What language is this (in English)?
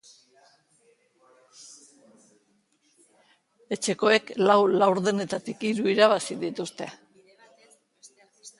Basque